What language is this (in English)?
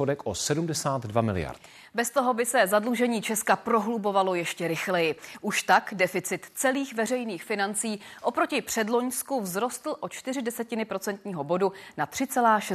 Czech